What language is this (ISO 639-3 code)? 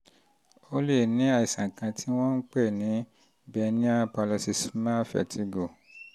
yor